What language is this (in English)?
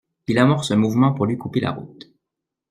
French